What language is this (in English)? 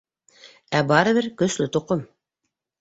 Bashkir